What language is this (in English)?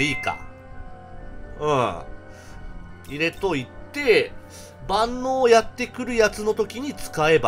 Japanese